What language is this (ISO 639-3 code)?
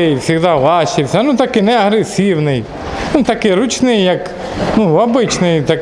rus